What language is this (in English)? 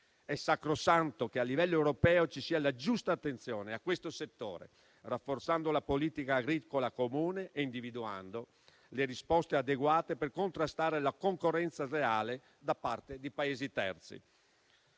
Italian